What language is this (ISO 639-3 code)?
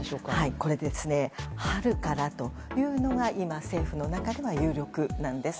jpn